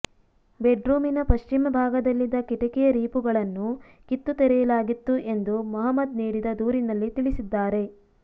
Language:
Kannada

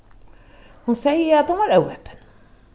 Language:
Faroese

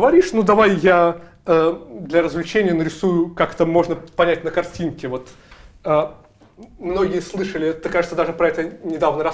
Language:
Russian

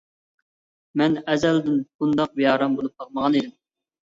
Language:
Uyghur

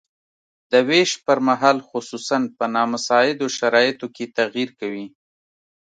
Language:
Pashto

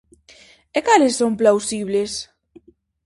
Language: Galician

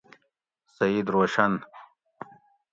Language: Gawri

